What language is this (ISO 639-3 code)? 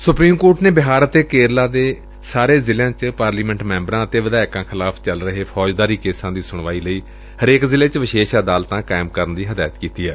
pan